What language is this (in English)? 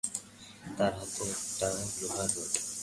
Bangla